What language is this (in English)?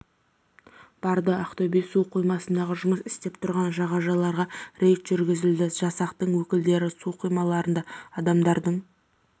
Kazakh